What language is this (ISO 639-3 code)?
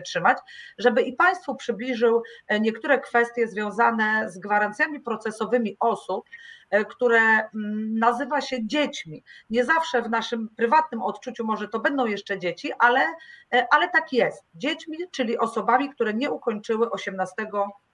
pol